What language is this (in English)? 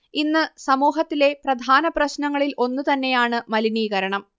Malayalam